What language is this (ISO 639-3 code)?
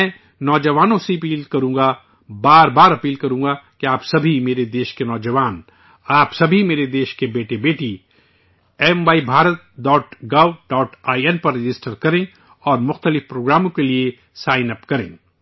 urd